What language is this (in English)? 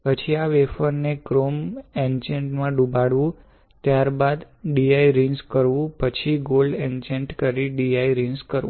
Gujarati